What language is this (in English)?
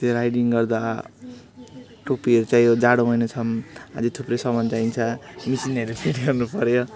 Nepali